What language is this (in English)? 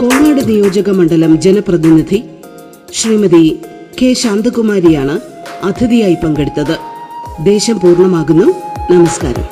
Malayalam